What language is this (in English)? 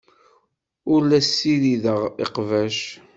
Kabyle